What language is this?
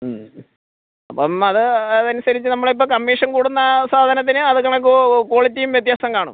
Malayalam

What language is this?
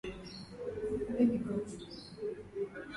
Swahili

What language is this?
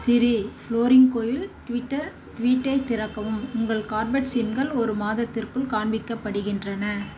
Tamil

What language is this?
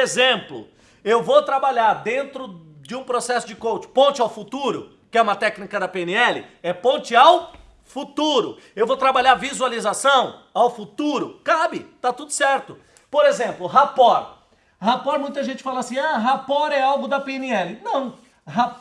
Portuguese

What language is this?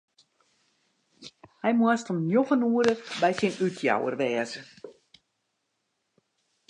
Western Frisian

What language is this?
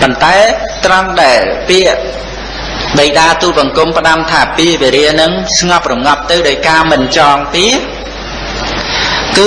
Khmer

